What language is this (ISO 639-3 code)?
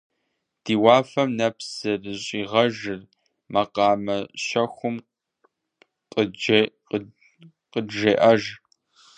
kbd